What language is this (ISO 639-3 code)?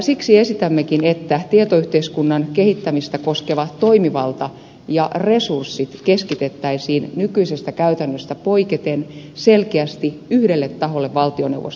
fin